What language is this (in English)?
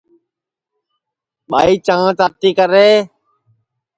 Sansi